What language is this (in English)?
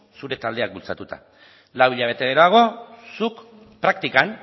Basque